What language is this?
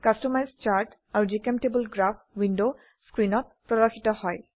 Assamese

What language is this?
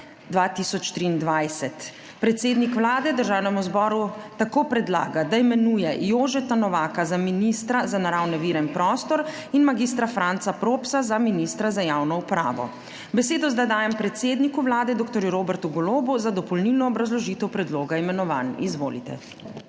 Slovenian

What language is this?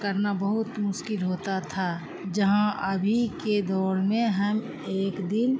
Urdu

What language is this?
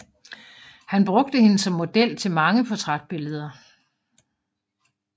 Danish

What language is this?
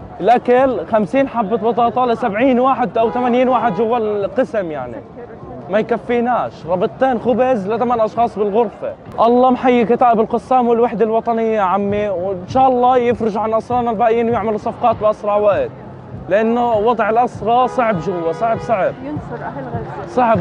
Arabic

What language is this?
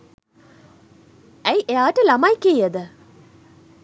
Sinhala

